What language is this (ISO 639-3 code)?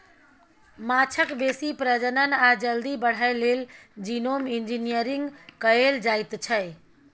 mai